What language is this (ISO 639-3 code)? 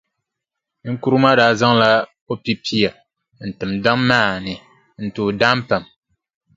dag